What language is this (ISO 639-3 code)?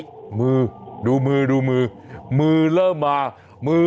tha